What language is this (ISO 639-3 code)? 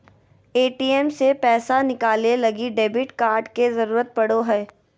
mag